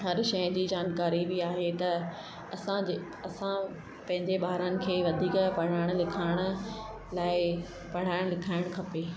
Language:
Sindhi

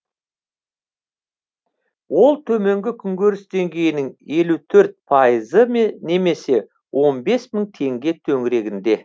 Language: Kazakh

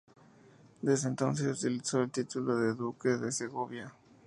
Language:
Spanish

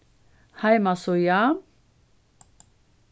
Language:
Faroese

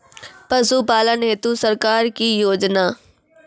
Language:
Maithili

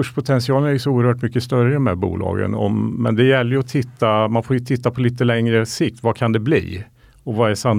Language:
Swedish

